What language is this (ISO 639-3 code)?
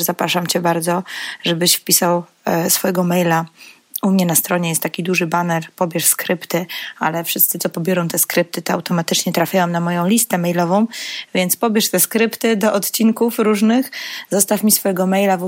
pol